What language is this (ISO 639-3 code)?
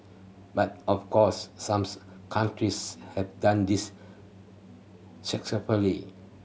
eng